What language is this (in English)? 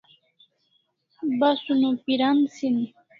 Kalasha